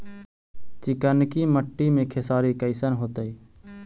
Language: Magahi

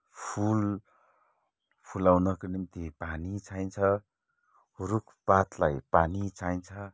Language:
Nepali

